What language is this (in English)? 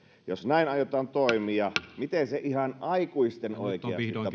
Finnish